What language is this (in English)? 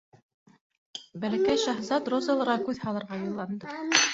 Bashkir